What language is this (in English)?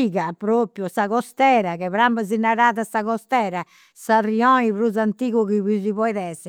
Campidanese Sardinian